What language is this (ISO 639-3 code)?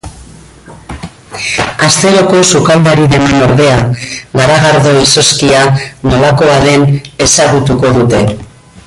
eus